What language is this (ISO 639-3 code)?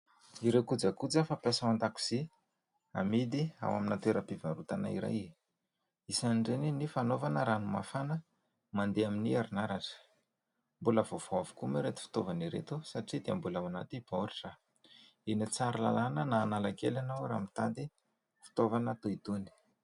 mlg